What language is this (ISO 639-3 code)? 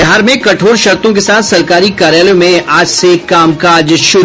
hin